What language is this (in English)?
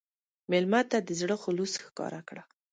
Pashto